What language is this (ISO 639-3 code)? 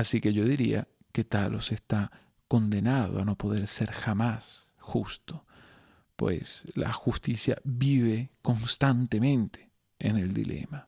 spa